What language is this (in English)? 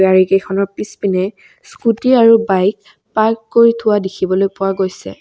Assamese